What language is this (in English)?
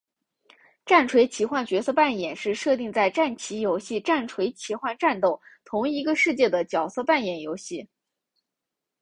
Chinese